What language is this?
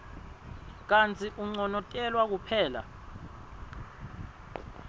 Swati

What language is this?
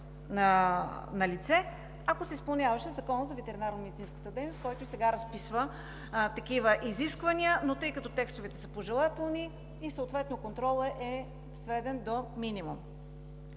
Bulgarian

